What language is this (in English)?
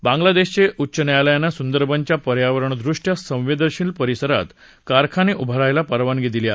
Marathi